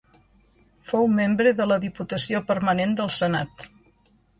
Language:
Catalan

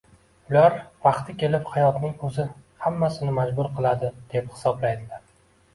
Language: Uzbek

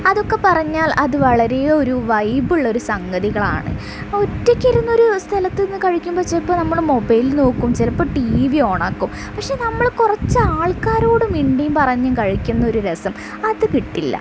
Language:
Malayalam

